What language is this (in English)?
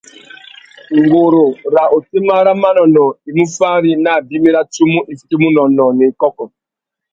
Tuki